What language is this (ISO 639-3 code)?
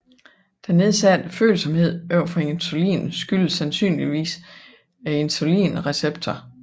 dan